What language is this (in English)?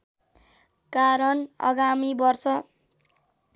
Nepali